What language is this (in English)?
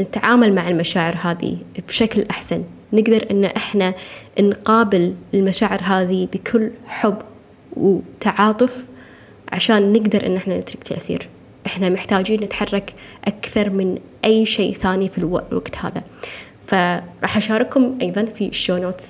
Arabic